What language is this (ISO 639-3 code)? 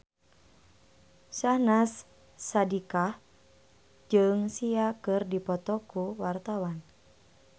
sun